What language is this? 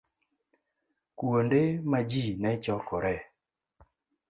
Luo (Kenya and Tanzania)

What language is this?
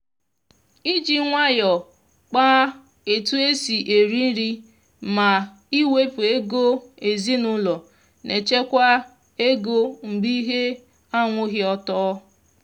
Igbo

